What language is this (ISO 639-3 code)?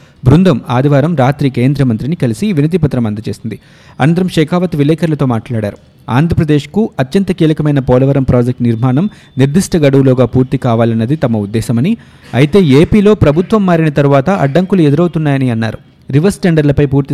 tel